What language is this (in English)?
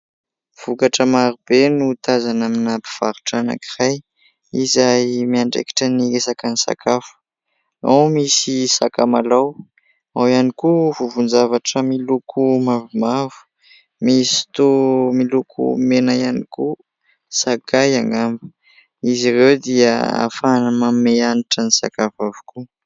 Malagasy